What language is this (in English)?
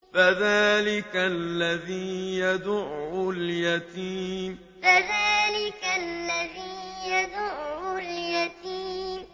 Arabic